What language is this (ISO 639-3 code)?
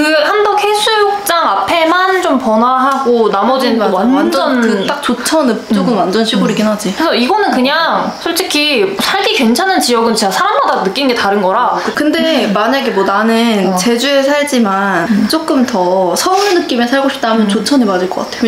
kor